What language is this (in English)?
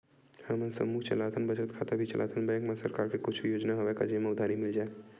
Chhattisgarhi